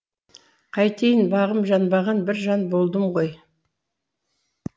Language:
Kazakh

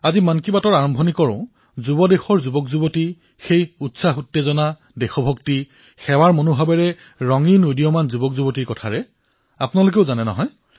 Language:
Assamese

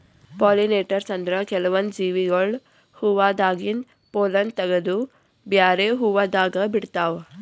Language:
Kannada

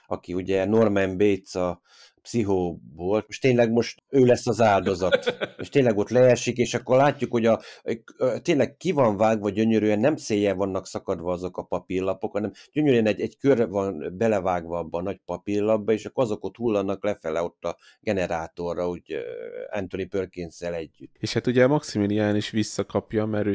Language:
Hungarian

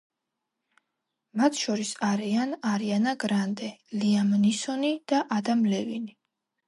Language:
Georgian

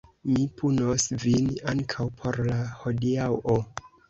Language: Esperanto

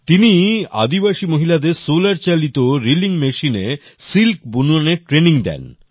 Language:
Bangla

